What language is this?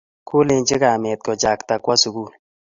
Kalenjin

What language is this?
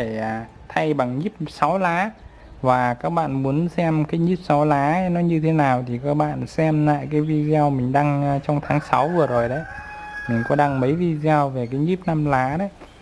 Vietnamese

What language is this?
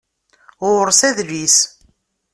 Kabyle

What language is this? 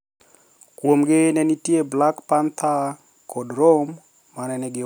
Luo (Kenya and Tanzania)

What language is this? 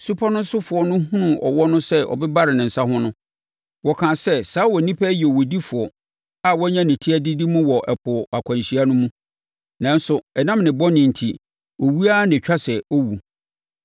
Akan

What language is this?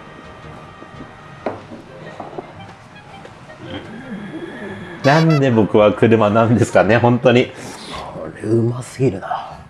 Japanese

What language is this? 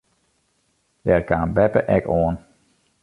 Western Frisian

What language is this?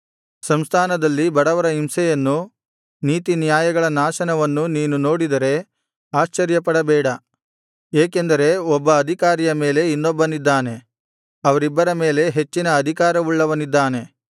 Kannada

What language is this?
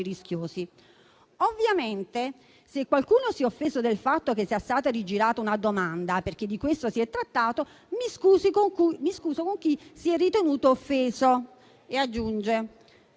Italian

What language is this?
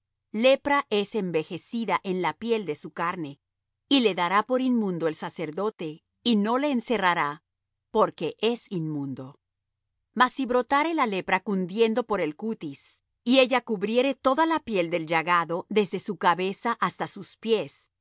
Spanish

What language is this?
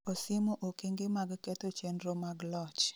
Luo (Kenya and Tanzania)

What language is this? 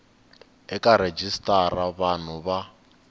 Tsonga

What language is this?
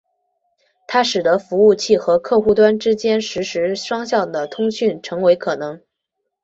Chinese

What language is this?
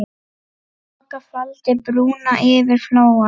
Icelandic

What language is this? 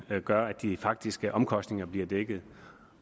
Danish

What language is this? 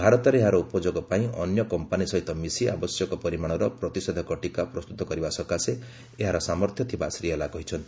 Odia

